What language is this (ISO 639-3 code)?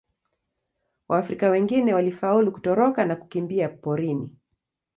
swa